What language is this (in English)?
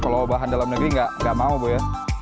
Indonesian